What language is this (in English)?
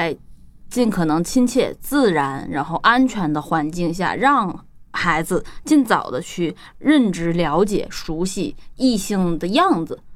Chinese